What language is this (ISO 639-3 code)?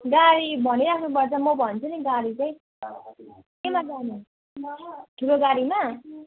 nep